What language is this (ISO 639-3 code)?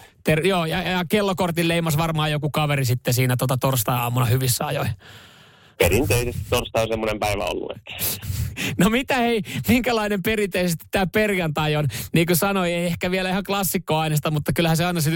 fin